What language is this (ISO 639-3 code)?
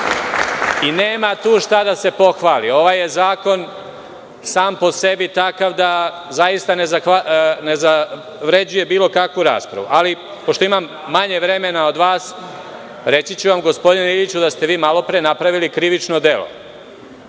srp